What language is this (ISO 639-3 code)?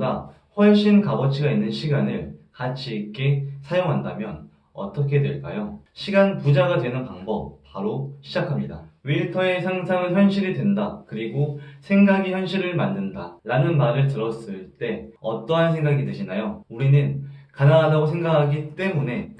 kor